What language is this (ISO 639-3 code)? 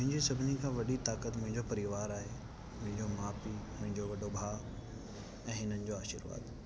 snd